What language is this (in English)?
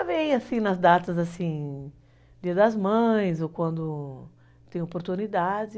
Portuguese